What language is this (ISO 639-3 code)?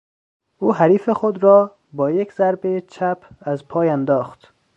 fas